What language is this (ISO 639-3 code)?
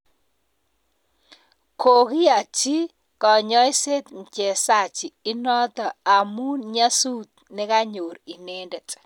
kln